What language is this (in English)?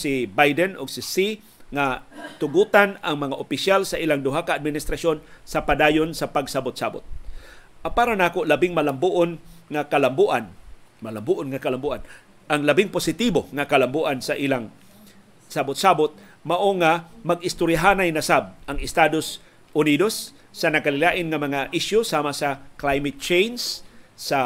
Filipino